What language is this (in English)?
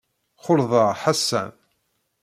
Kabyle